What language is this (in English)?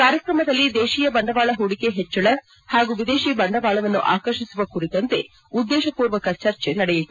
Kannada